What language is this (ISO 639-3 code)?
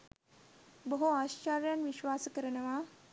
sin